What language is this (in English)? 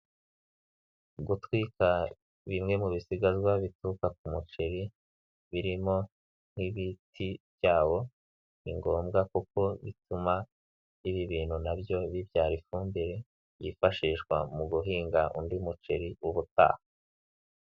Kinyarwanda